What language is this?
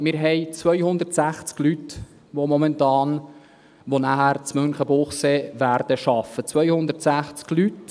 Swiss German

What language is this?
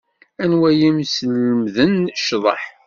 Kabyle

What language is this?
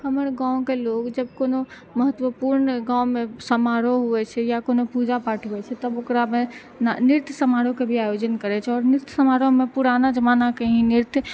Maithili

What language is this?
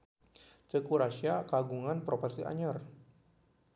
Sundanese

